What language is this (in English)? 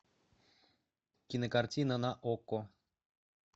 Russian